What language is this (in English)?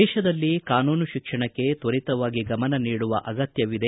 Kannada